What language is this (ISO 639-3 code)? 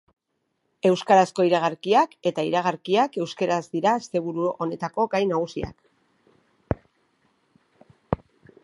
eus